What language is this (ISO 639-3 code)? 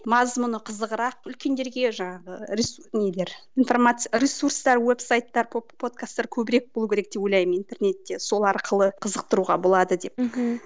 kaz